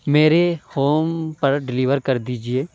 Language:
Urdu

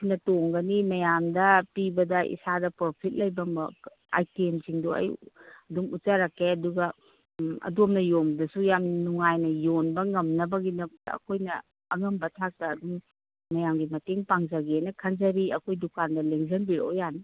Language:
Manipuri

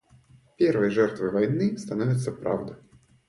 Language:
Russian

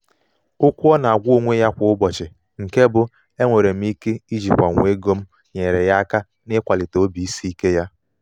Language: Igbo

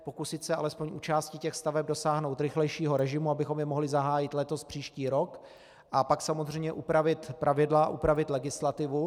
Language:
Czech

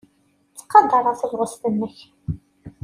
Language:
Kabyle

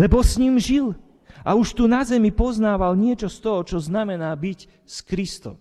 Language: Slovak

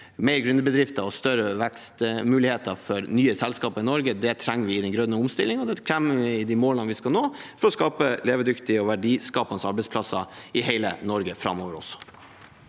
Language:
Norwegian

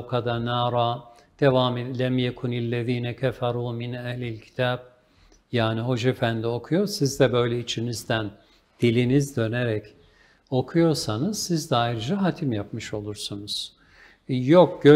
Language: Turkish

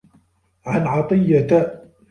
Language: Arabic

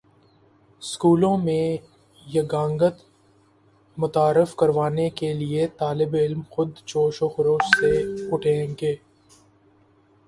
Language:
Urdu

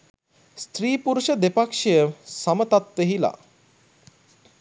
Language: Sinhala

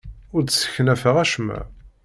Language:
Kabyle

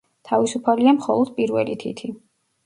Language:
Georgian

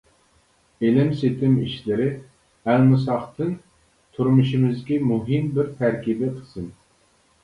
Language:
Uyghur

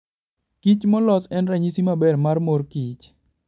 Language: Luo (Kenya and Tanzania)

